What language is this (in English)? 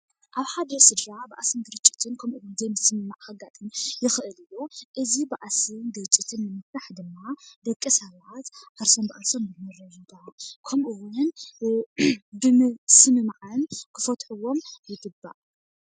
Tigrinya